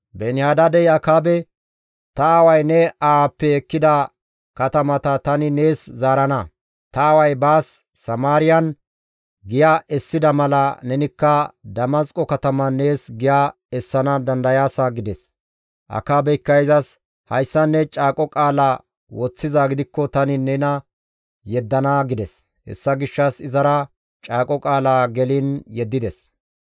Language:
Gamo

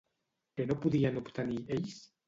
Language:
Catalan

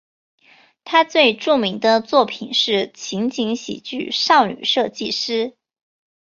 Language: Chinese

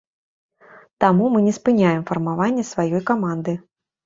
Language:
Belarusian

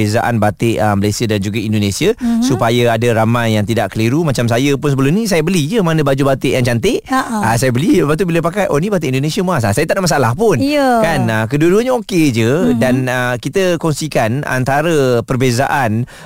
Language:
Malay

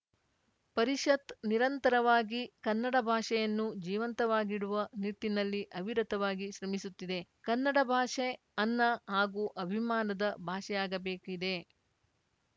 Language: Kannada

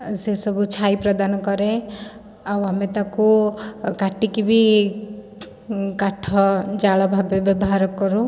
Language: Odia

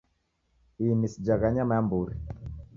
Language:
Taita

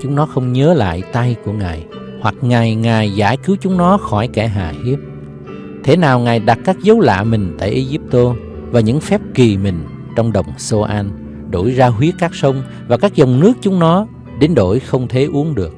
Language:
Vietnamese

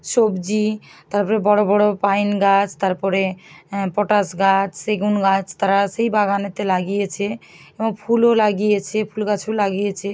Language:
Bangla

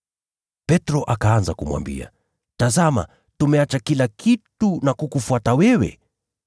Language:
Swahili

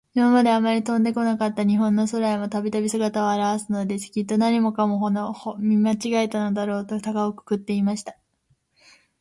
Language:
Japanese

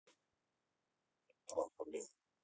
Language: Russian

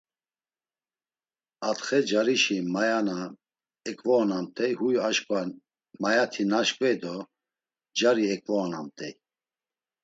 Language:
Laz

